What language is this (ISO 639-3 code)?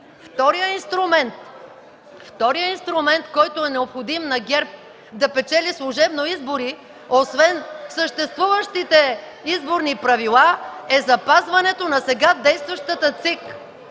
bul